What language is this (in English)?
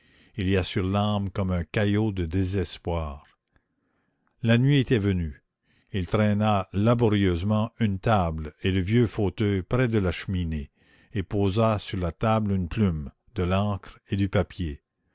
French